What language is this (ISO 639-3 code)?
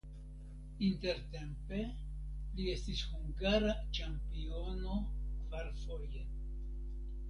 epo